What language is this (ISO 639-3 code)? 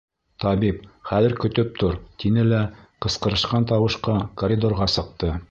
bak